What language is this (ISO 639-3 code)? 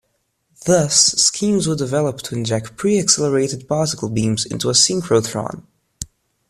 eng